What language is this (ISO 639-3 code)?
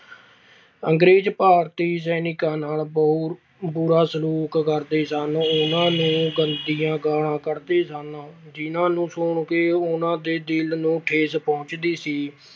pan